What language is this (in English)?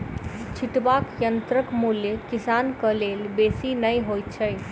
Maithili